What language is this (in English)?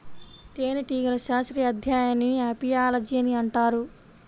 Telugu